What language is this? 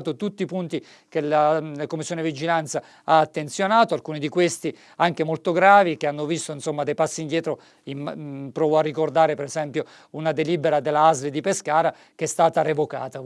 Italian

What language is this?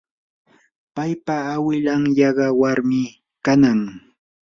Yanahuanca Pasco Quechua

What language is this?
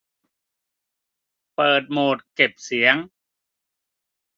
Thai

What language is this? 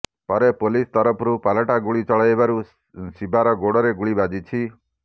Odia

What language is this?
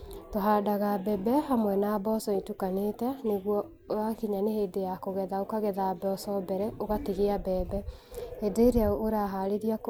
Kikuyu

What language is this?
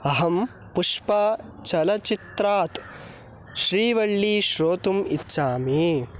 Sanskrit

